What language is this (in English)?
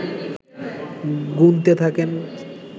Bangla